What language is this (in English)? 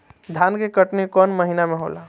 Bhojpuri